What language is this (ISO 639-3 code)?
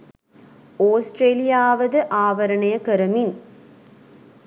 sin